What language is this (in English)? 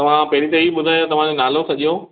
Sindhi